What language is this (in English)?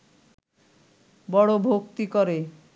Bangla